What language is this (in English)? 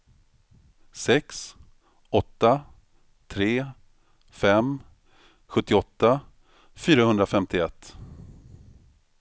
Swedish